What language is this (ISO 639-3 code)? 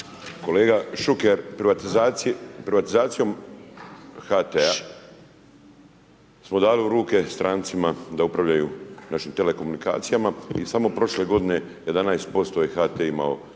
hrv